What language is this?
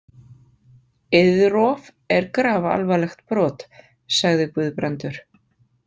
Icelandic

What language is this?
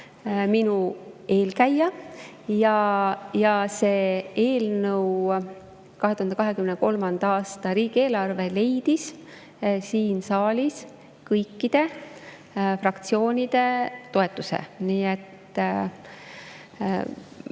Estonian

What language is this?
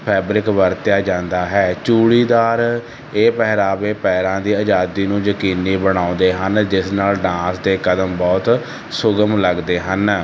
Punjabi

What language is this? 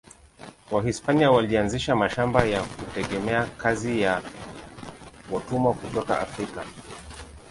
Swahili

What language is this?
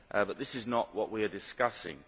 English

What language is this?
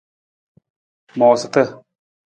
Nawdm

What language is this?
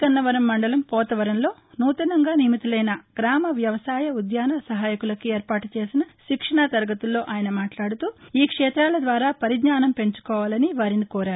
Telugu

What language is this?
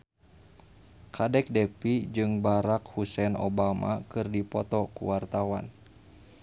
Sundanese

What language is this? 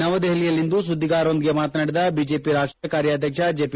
Kannada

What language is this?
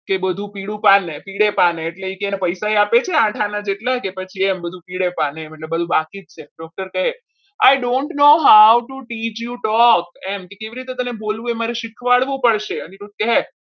Gujarati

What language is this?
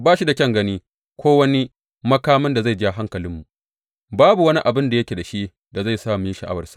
Hausa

